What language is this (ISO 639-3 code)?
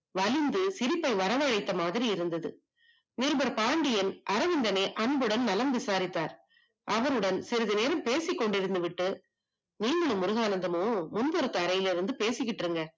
tam